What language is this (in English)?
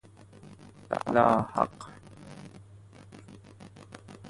Persian